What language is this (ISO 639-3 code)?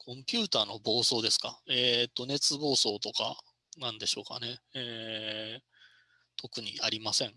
jpn